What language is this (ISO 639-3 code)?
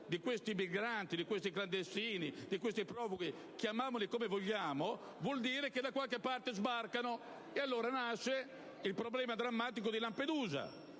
ita